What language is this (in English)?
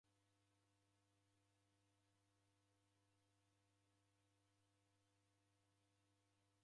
Taita